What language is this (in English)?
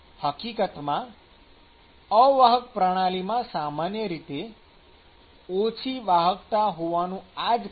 Gujarati